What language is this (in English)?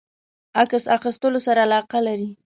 Pashto